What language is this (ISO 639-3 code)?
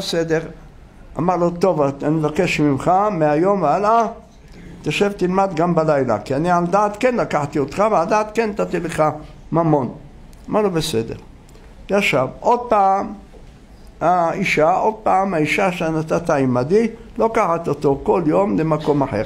heb